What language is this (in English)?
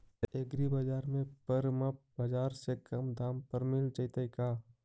Magahi